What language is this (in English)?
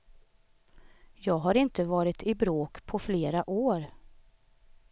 Swedish